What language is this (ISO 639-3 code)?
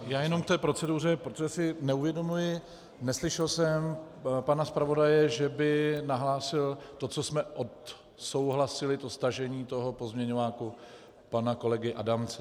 ces